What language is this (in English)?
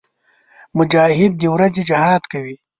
Pashto